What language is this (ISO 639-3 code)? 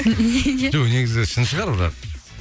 kaz